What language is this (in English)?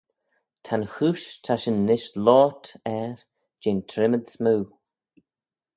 Manx